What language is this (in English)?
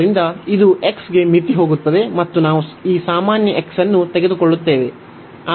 Kannada